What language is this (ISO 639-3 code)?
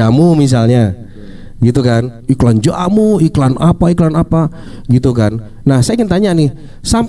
ind